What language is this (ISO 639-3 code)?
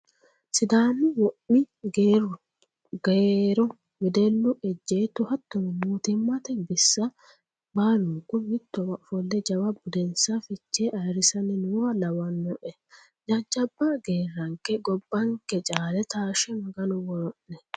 sid